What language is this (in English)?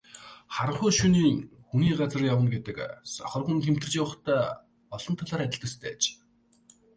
Mongolian